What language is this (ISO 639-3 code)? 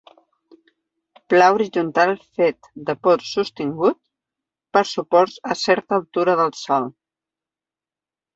cat